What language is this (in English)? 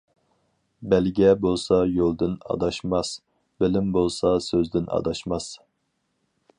Uyghur